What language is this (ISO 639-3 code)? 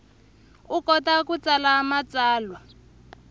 tso